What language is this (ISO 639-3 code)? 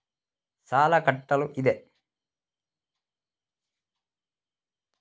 kan